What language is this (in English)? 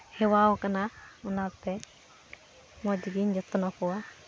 Santali